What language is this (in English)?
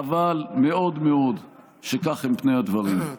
Hebrew